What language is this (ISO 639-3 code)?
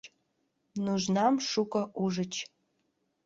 chm